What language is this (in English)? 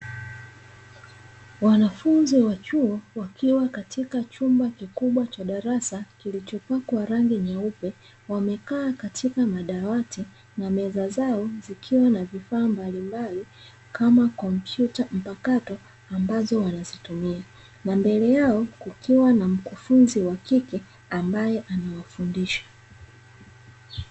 Swahili